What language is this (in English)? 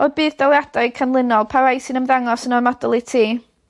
Welsh